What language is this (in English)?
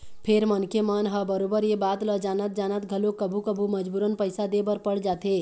Chhattisgarhi